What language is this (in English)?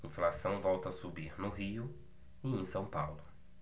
Portuguese